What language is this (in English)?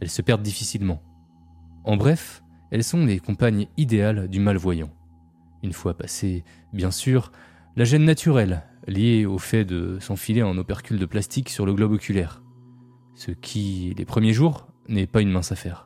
French